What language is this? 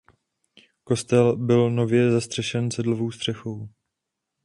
Czech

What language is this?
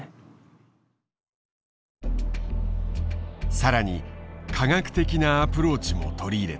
Japanese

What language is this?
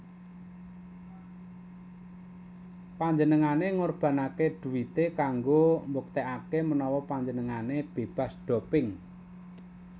Javanese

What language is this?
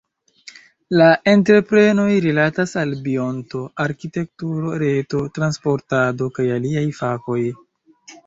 Esperanto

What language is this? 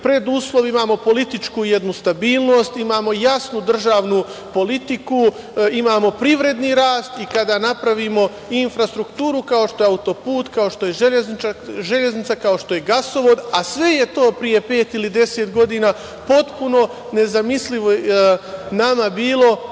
Serbian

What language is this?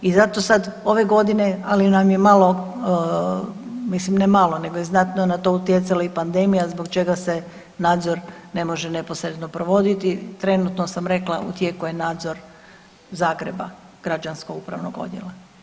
Croatian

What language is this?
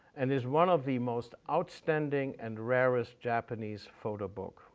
English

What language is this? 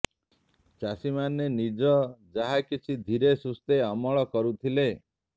Odia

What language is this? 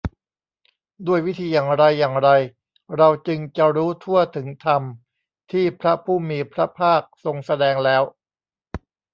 Thai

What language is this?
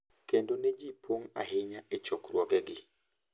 Luo (Kenya and Tanzania)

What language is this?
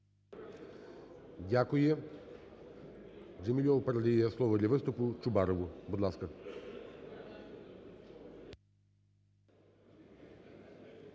Ukrainian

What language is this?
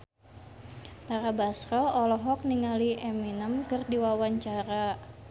Sundanese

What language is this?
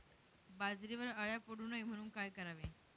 Marathi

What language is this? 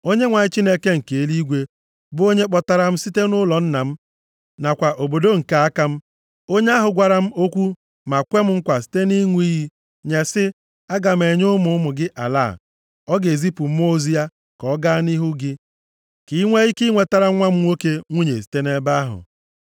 Igbo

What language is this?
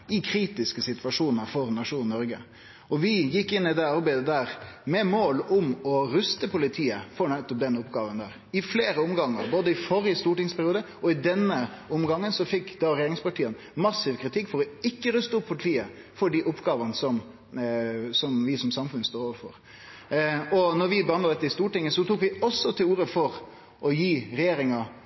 Norwegian Nynorsk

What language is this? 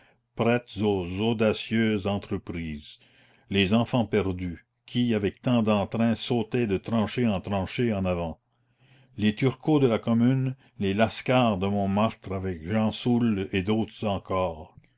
French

